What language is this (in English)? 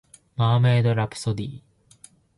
Japanese